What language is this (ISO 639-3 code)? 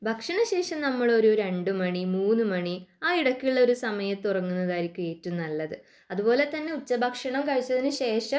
mal